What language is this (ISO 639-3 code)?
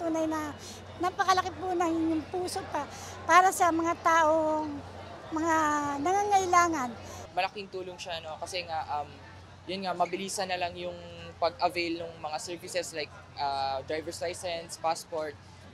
fil